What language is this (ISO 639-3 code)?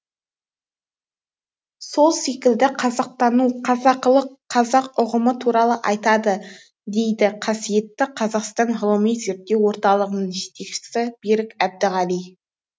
kaz